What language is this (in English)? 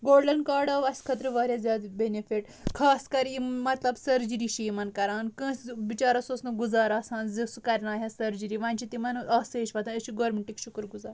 Kashmiri